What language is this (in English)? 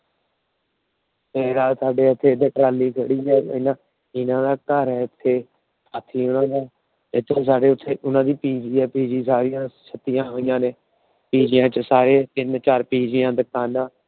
Punjabi